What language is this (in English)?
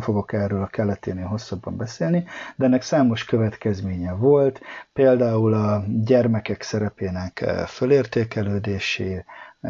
Hungarian